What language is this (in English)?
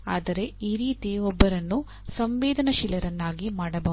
Kannada